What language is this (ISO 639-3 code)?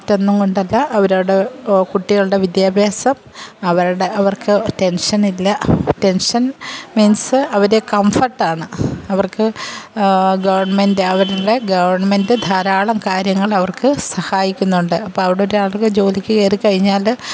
mal